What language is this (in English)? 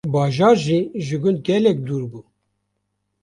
Kurdish